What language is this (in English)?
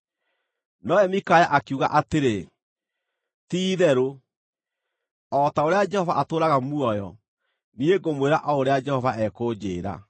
Kikuyu